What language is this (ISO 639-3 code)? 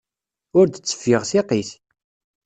kab